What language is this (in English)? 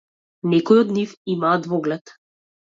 Macedonian